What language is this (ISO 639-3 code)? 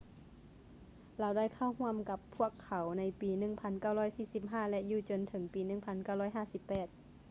lao